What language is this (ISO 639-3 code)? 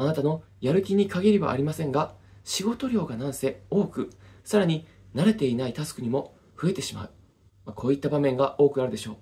jpn